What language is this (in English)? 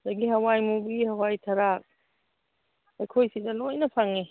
Manipuri